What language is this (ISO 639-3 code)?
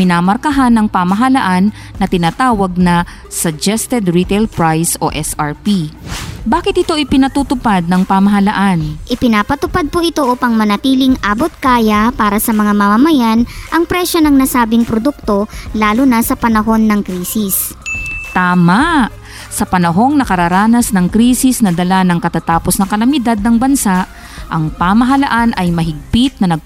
fil